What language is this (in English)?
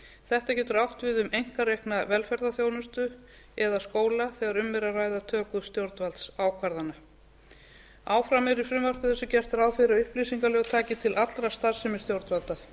Icelandic